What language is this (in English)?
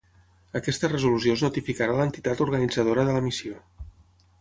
Catalan